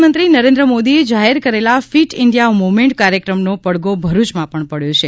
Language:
Gujarati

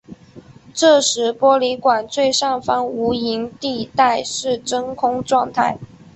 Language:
Chinese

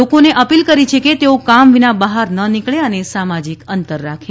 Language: Gujarati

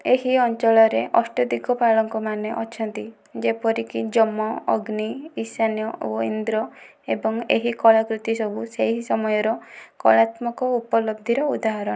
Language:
Odia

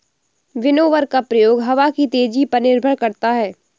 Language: Hindi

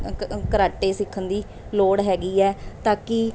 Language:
Punjabi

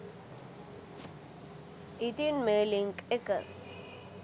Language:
Sinhala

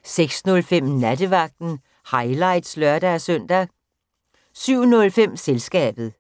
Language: Danish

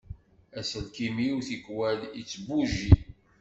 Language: Kabyle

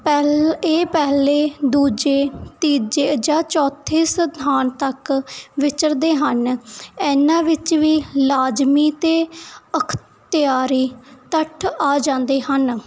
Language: Punjabi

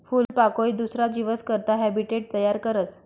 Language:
Marathi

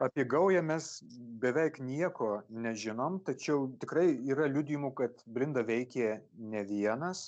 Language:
Lithuanian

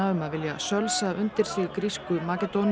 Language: Icelandic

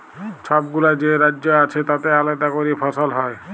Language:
Bangla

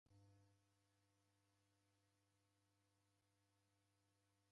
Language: Taita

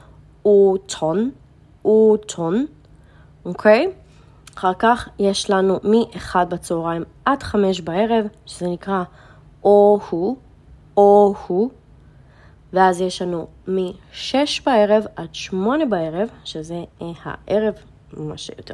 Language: Hebrew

